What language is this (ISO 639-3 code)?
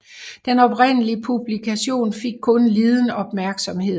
dan